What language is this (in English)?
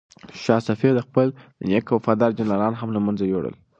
Pashto